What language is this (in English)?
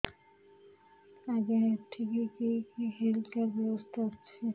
Odia